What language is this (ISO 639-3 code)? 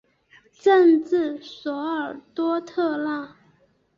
zho